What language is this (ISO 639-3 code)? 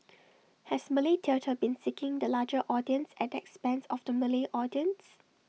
eng